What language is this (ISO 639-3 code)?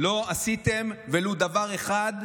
heb